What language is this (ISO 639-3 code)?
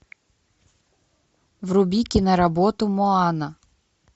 rus